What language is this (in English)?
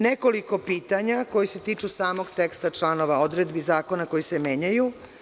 Serbian